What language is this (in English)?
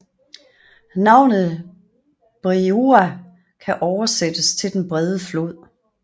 Danish